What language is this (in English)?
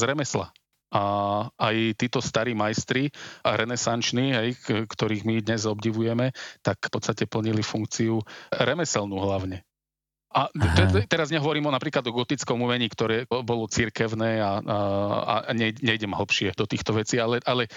Slovak